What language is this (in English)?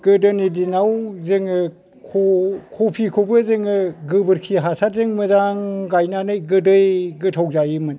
Bodo